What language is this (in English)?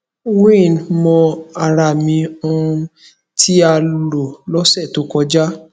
Yoruba